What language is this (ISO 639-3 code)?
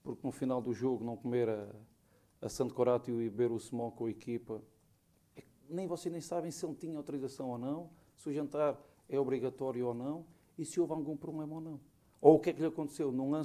por